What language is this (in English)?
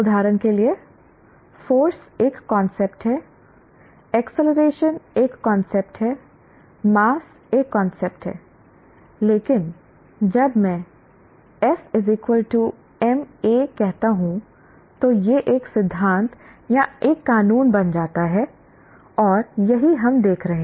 Hindi